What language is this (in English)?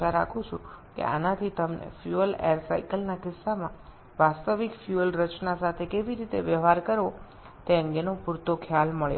Bangla